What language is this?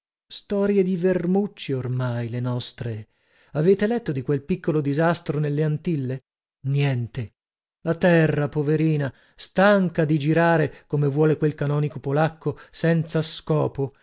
Italian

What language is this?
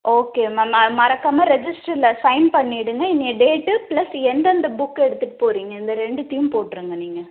Tamil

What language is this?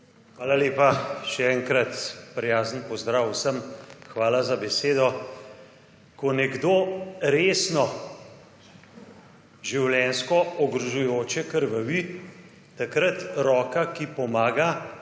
Slovenian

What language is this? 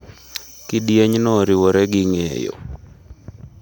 Luo (Kenya and Tanzania)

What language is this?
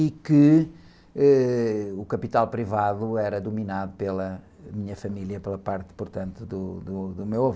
Portuguese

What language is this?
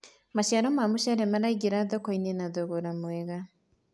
Kikuyu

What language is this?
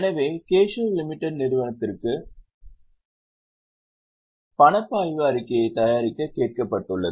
Tamil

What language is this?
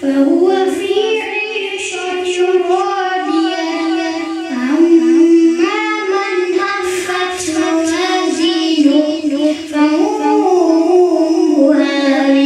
Arabic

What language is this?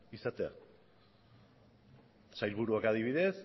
Basque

